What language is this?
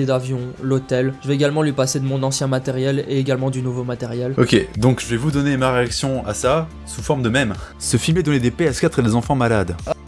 French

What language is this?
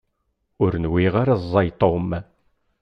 Kabyle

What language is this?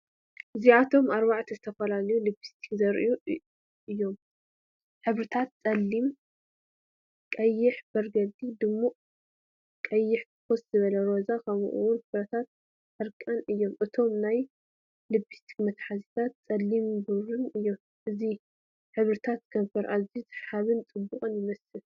Tigrinya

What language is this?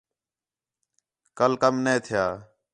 Khetrani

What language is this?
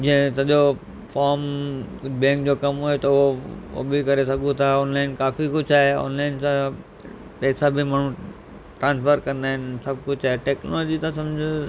Sindhi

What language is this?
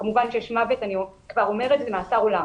Hebrew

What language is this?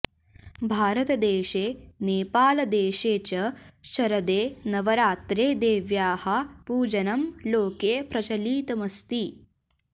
Sanskrit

